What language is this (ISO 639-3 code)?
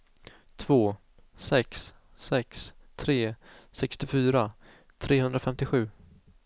swe